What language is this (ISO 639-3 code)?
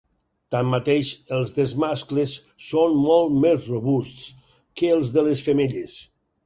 cat